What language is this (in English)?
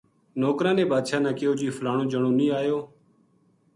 Gujari